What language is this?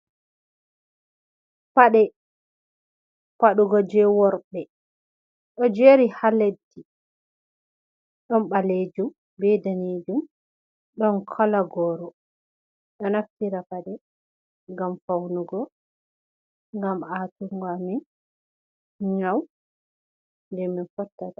Fula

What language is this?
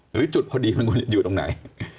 Thai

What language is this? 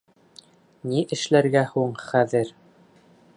Bashkir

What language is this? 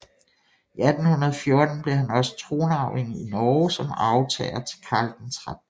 Danish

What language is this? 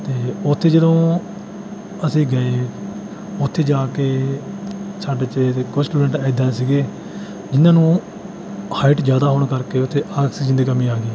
Punjabi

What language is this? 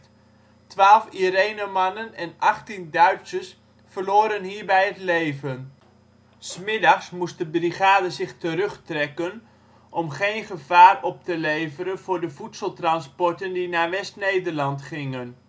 Dutch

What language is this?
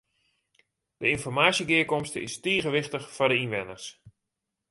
Western Frisian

